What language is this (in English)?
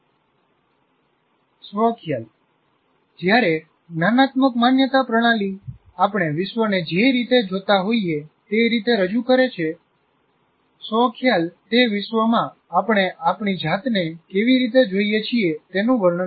Gujarati